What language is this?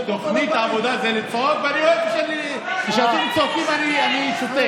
Hebrew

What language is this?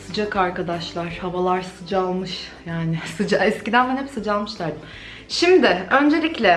Turkish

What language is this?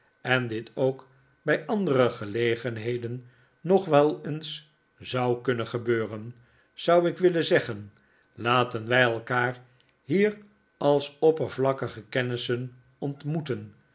Dutch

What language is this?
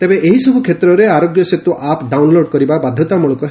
Odia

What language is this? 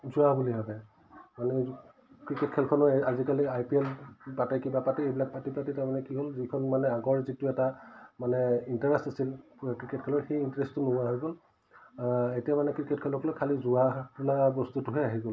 Assamese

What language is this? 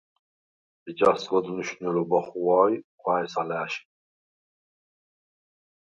Svan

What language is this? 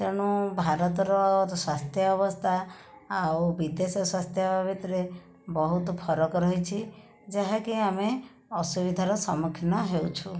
Odia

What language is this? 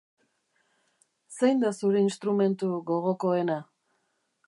Basque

